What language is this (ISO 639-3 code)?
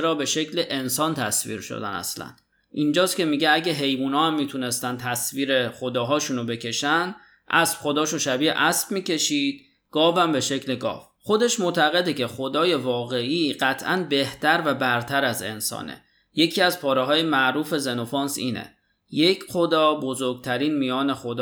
fas